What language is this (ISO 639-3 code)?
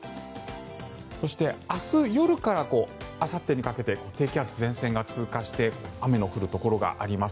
jpn